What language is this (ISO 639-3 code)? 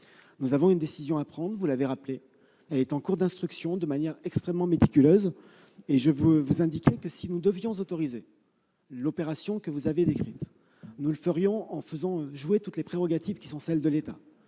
fra